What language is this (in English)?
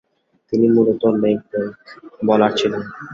Bangla